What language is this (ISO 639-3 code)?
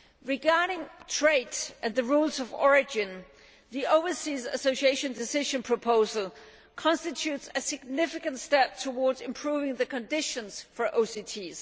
eng